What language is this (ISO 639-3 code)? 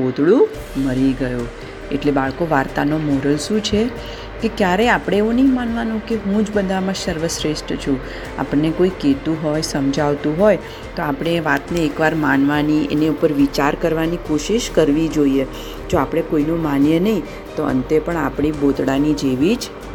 guj